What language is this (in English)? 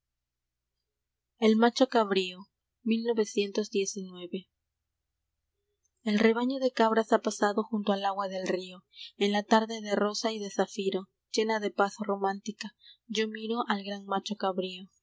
Spanish